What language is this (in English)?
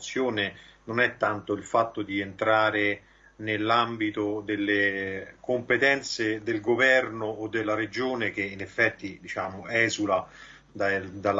Italian